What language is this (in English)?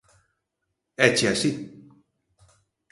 Galician